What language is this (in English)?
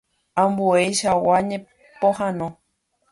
Guarani